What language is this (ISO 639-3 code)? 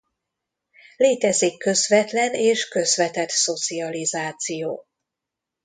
hun